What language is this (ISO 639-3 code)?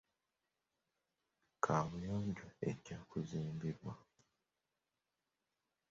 lug